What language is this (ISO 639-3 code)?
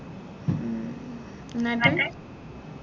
mal